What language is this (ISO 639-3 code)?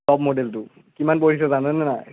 asm